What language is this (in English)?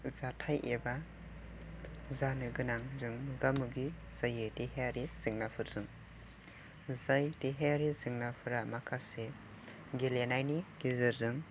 Bodo